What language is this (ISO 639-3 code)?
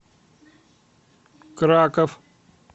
rus